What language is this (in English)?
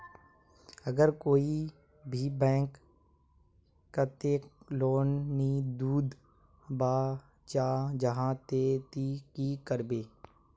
Magahi